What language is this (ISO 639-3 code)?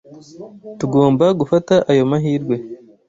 kin